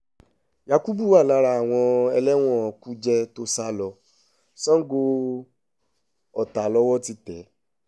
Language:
Yoruba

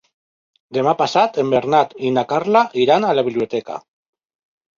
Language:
Catalan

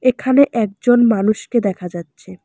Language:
Bangla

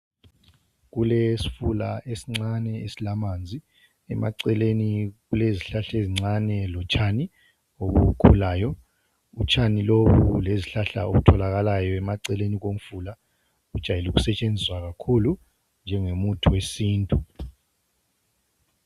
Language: North Ndebele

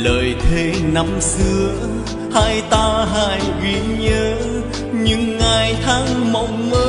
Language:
Vietnamese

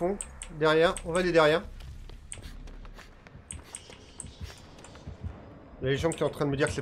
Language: French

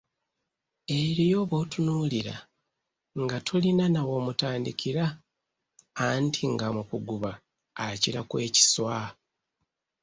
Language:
Ganda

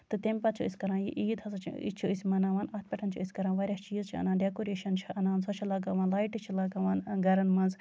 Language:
Kashmiri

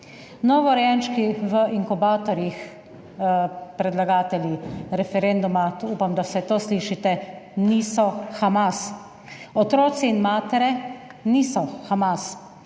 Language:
Slovenian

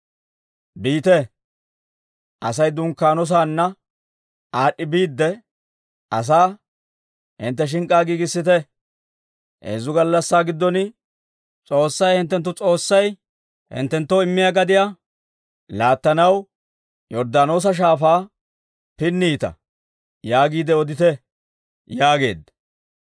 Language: Dawro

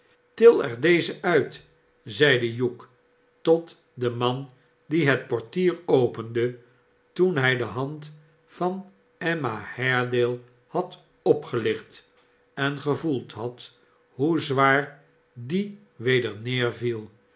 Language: Dutch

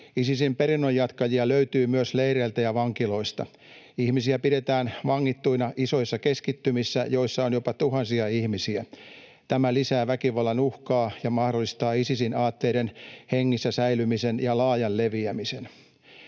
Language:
Finnish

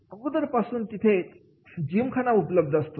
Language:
Marathi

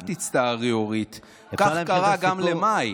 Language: Hebrew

